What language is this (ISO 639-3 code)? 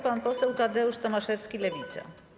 pol